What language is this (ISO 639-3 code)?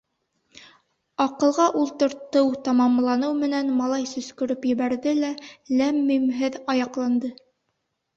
bak